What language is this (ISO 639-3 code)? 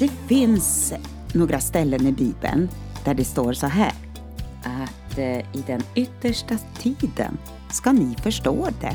swe